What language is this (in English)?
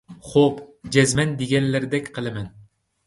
Uyghur